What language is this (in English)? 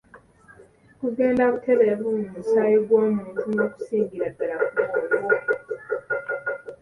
Ganda